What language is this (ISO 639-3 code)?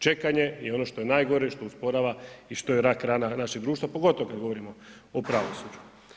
hrv